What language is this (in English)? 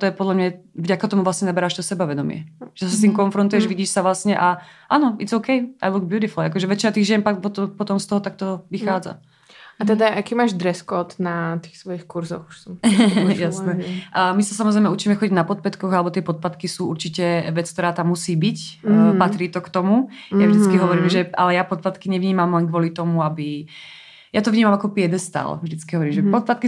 Czech